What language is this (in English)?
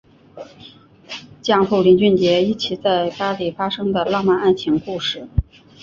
Chinese